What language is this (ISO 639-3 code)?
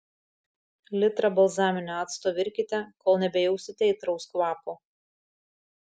lit